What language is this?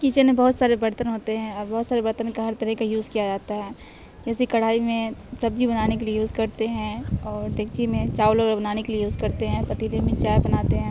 Urdu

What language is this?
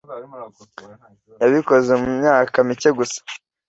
Kinyarwanda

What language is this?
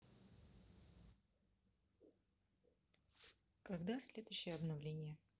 Russian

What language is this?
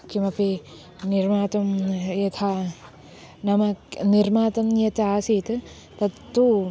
Sanskrit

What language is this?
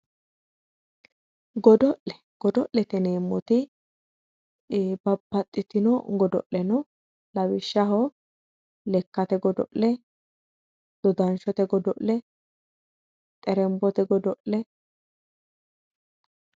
Sidamo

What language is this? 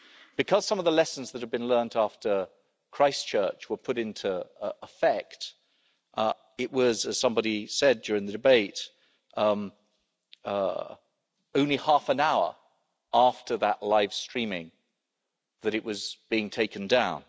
English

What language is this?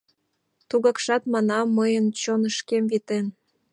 Mari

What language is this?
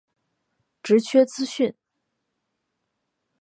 Chinese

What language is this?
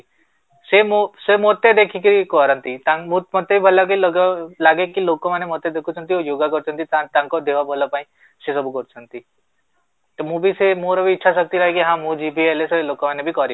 Odia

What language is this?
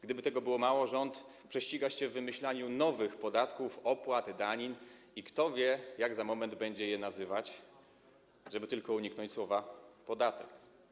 Polish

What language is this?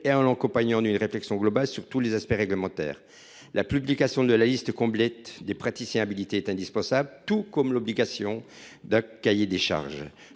French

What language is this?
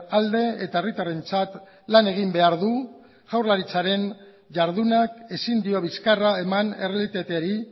Basque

